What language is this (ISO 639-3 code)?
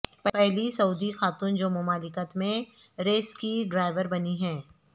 urd